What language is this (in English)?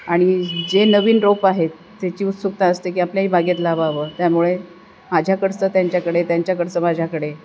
Marathi